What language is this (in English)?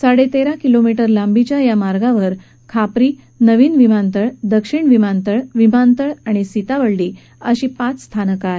Marathi